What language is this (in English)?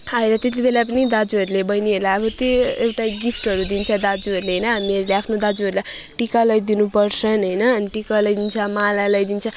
Nepali